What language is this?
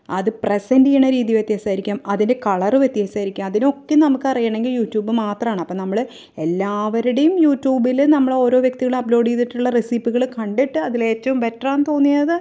Malayalam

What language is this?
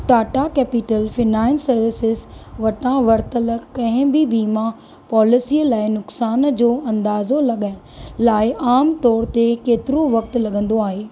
Sindhi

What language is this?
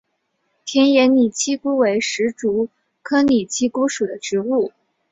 Chinese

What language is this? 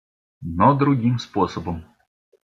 Russian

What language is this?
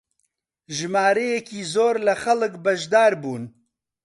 Central Kurdish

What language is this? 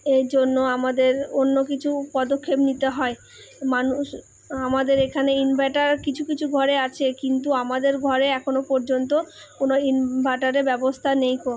Bangla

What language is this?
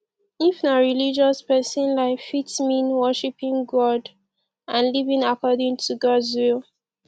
Nigerian Pidgin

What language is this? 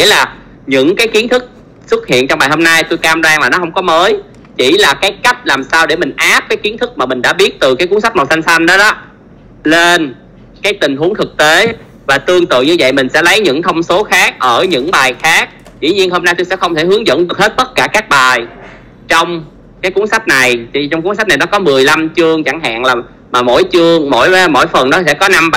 Vietnamese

